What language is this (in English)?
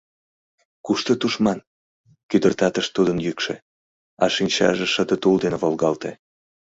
Mari